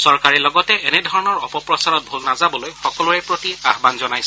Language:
Assamese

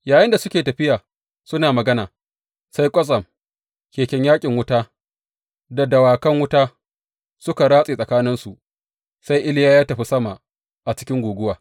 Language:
Hausa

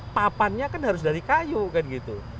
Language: Indonesian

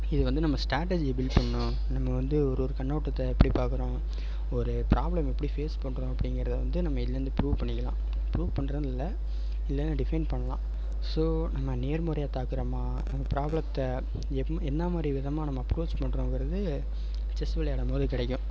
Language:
Tamil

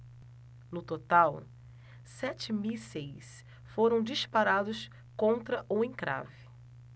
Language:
Portuguese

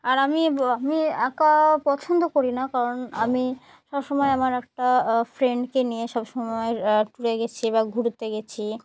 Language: Bangla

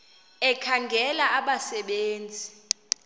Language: Xhosa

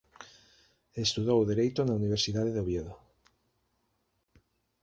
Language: Galician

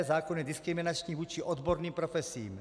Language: Czech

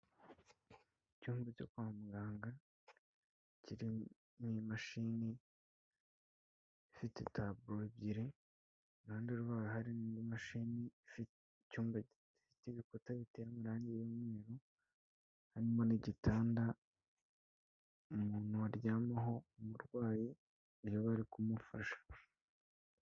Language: Kinyarwanda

